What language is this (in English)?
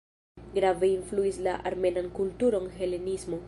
Esperanto